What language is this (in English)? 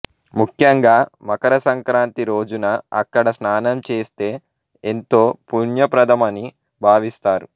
Telugu